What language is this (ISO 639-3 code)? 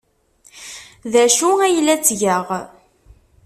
kab